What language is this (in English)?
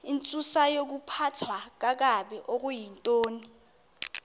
Xhosa